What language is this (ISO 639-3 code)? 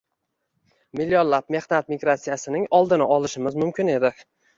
uzb